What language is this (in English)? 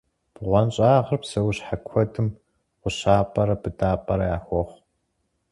Kabardian